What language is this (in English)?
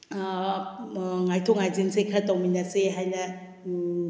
Manipuri